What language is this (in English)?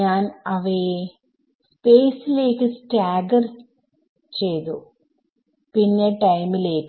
Malayalam